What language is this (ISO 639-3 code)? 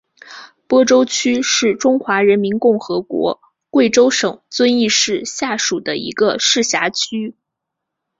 zho